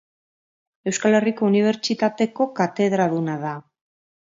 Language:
Basque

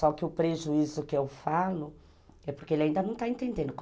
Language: Portuguese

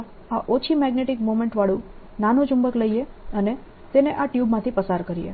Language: Gujarati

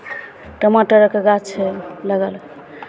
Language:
Maithili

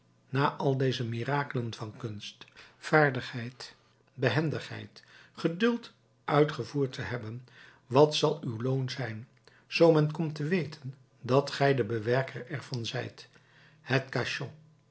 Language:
Dutch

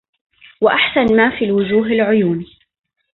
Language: Arabic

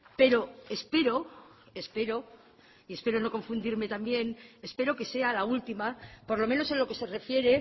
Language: Spanish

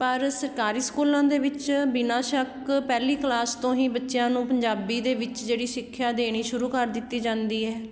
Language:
Punjabi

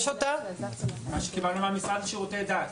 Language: Hebrew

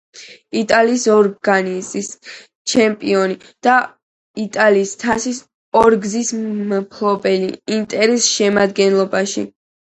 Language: Georgian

